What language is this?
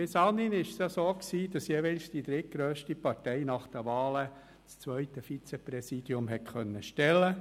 Swiss German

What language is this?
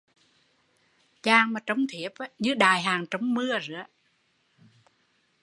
Vietnamese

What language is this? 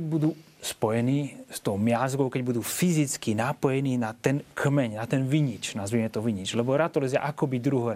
Slovak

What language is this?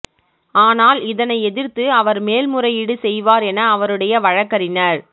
Tamil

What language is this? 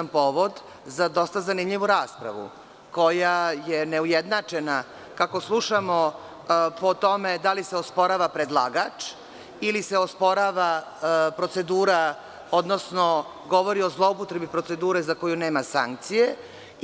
Serbian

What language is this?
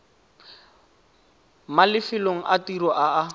Tswana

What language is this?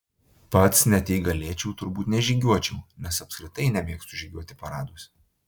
Lithuanian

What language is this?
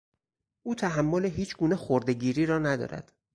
Persian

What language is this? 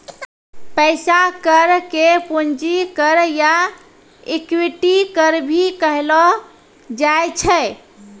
Maithili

